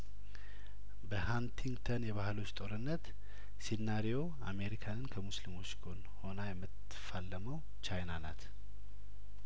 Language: Amharic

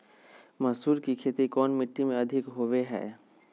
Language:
Magahi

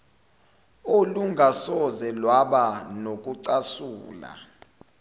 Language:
Zulu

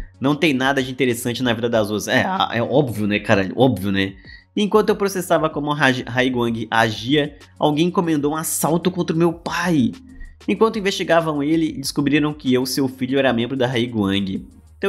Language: Portuguese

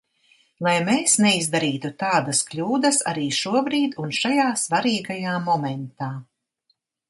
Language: Latvian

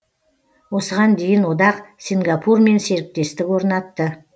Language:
Kazakh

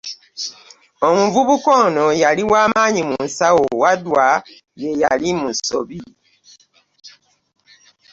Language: Ganda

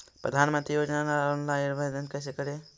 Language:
Magahi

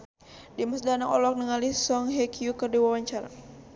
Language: Sundanese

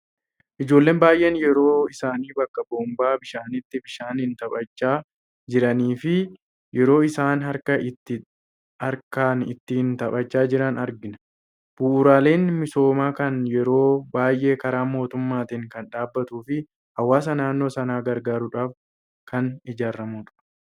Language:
Oromo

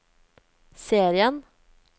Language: Norwegian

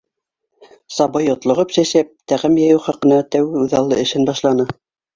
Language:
Bashkir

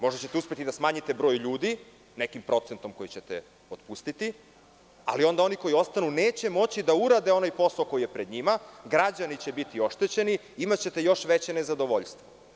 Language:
Serbian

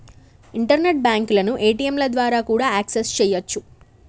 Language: Telugu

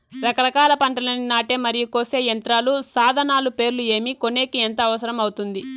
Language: Telugu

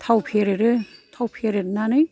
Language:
Bodo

